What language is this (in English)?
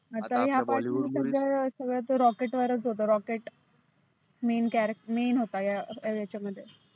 Marathi